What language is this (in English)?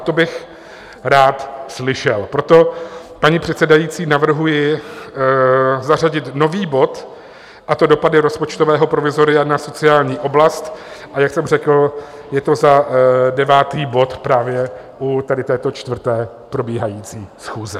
Czech